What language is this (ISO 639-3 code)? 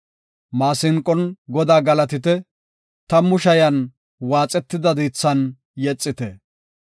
gof